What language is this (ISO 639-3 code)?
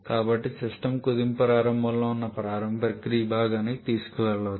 tel